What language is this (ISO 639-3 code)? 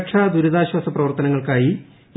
mal